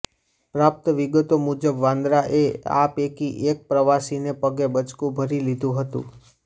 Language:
Gujarati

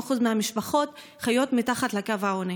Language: Hebrew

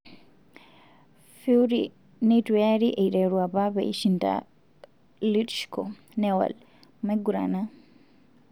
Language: Masai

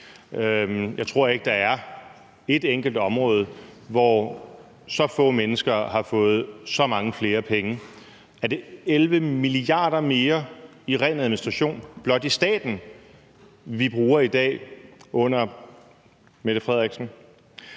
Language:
Danish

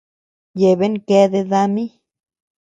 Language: Tepeuxila Cuicatec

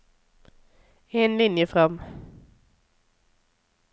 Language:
Norwegian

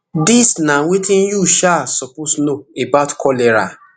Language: Nigerian Pidgin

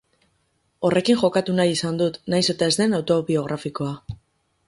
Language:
Basque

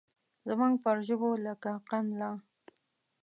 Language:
Pashto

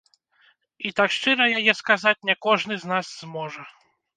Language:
Belarusian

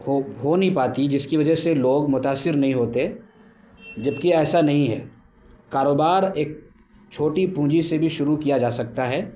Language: Urdu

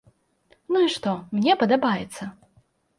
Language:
Belarusian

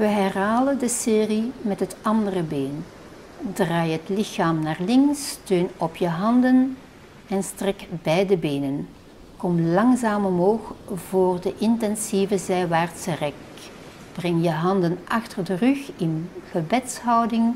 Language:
Dutch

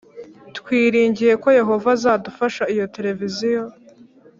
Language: Kinyarwanda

